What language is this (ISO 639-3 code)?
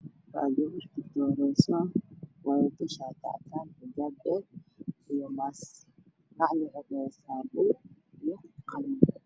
som